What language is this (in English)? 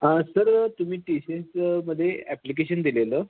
Marathi